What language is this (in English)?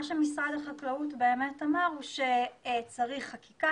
Hebrew